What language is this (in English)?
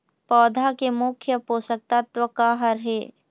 Chhattisgarhi